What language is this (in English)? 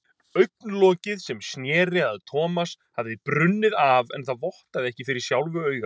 Icelandic